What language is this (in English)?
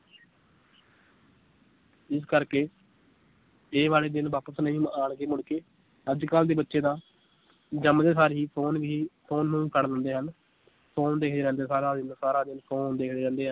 Punjabi